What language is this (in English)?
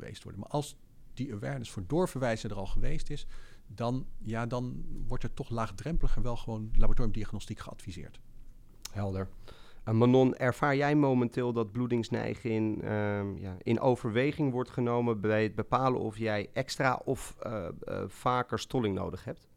Dutch